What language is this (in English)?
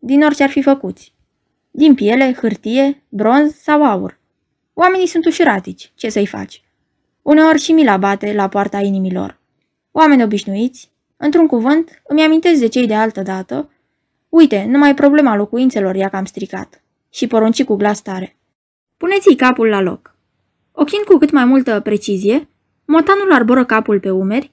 Romanian